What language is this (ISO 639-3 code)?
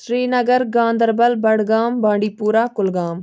kas